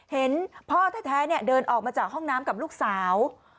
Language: Thai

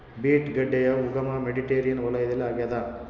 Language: Kannada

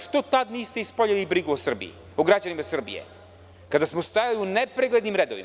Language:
Serbian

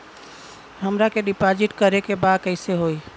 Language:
Bhojpuri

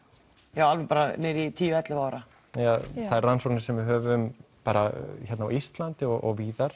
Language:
Icelandic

